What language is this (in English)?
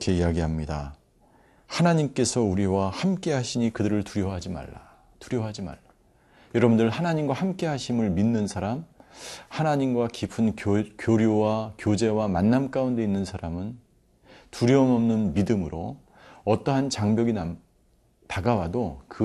Korean